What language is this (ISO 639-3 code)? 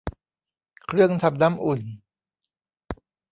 tha